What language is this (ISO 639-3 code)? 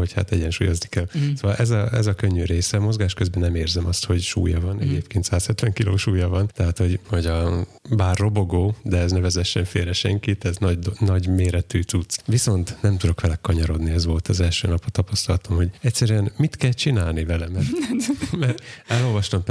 hun